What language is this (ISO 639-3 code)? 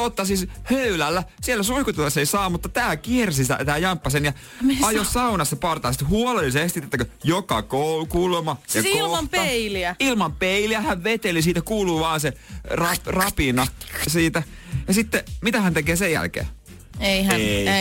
fin